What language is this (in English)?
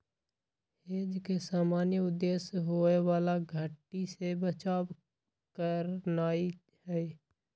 Magahi